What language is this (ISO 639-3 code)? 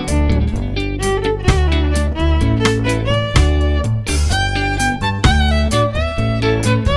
nld